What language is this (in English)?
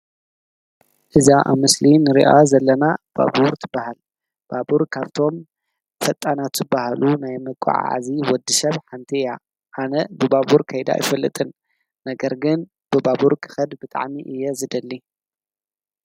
Tigrinya